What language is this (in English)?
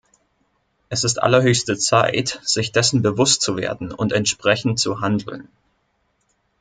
German